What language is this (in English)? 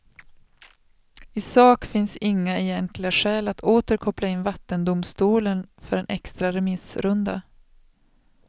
Swedish